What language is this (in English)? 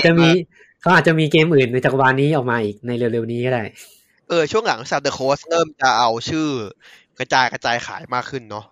Thai